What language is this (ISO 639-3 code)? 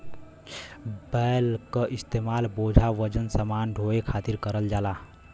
bho